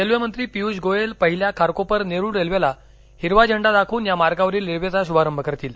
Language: Marathi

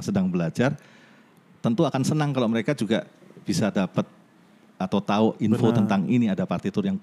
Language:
Indonesian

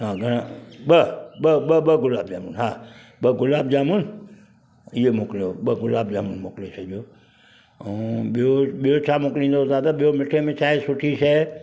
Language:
Sindhi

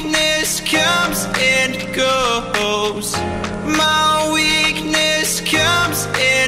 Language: English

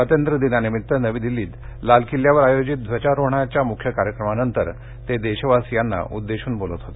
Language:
Marathi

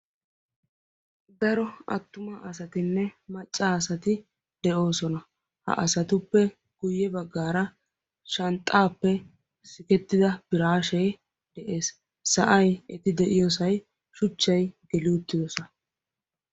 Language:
Wolaytta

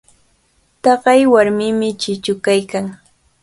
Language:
Cajatambo North Lima Quechua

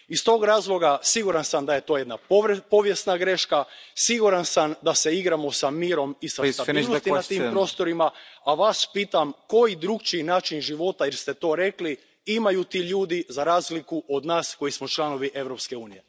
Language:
Croatian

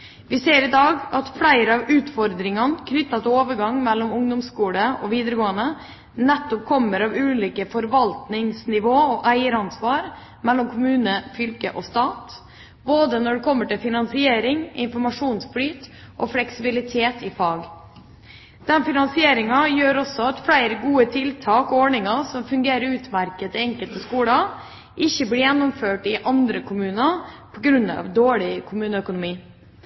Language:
Norwegian Bokmål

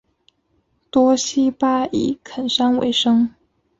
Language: Chinese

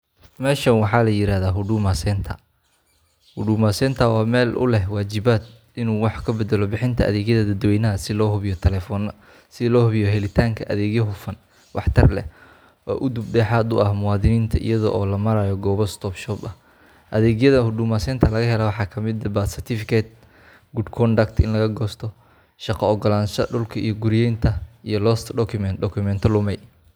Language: Somali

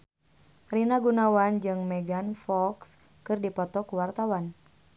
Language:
Sundanese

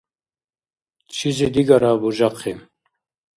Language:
Dargwa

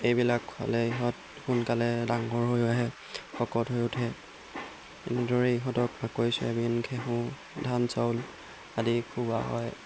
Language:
Assamese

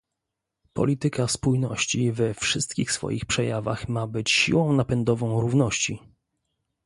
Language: Polish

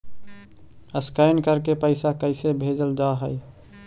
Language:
Magahi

